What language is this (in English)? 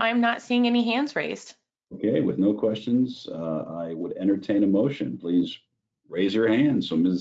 English